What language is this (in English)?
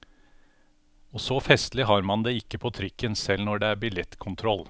Norwegian